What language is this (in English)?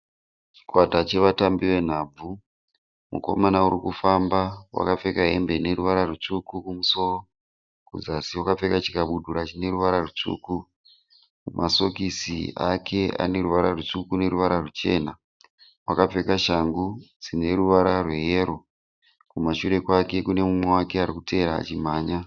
Shona